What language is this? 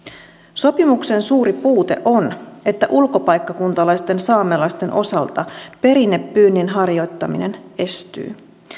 Finnish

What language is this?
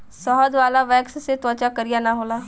Bhojpuri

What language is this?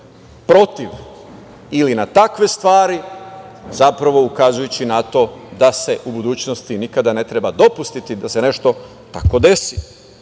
Serbian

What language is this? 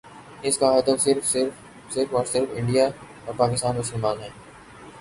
Urdu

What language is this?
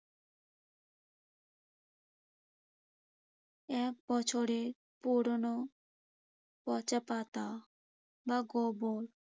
Bangla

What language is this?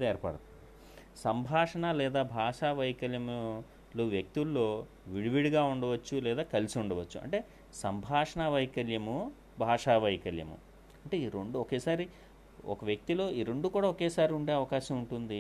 Telugu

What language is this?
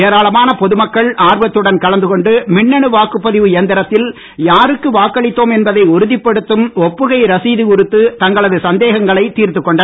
Tamil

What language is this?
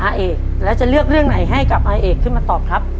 Thai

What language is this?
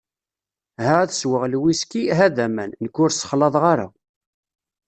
Kabyle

